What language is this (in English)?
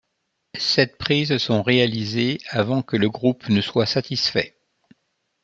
French